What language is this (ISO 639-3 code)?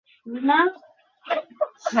ben